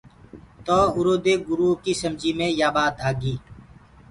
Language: Gurgula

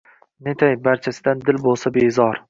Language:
Uzbek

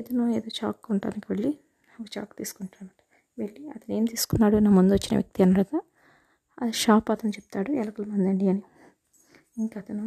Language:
Telugu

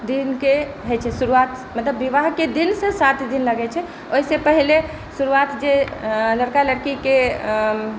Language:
Maithili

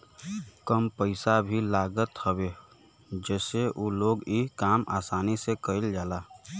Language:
Bhojpuri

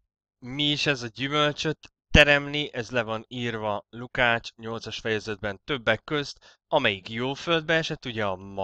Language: Hungarian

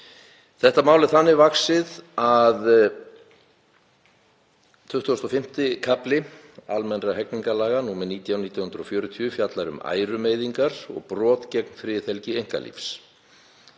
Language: Icelandic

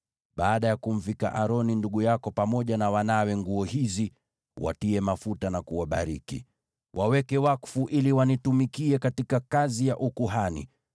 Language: Swahili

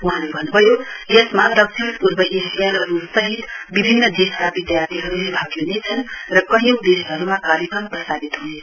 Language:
Nepali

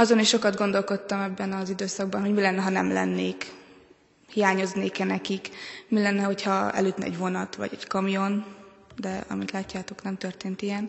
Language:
Hungarian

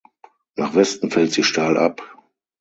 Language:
German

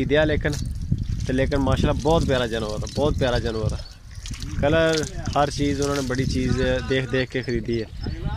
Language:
Punjabi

